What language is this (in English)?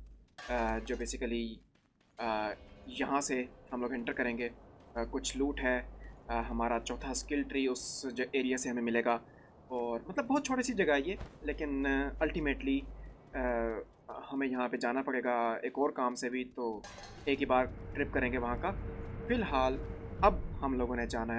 Japanese